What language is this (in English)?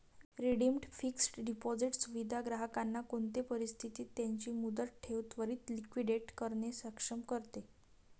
Marathi